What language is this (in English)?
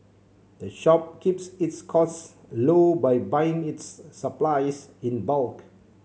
English